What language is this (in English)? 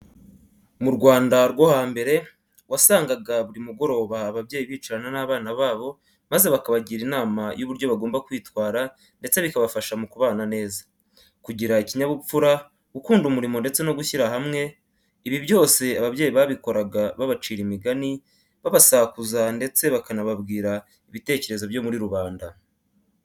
Kinyarwanda